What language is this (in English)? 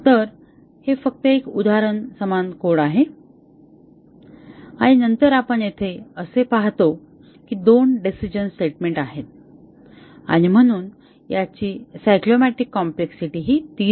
Marathi